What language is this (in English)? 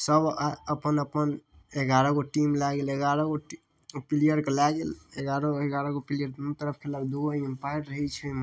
Maithili